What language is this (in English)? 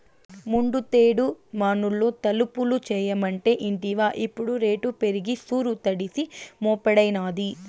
Telugu